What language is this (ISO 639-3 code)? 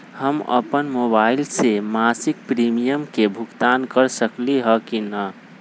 mag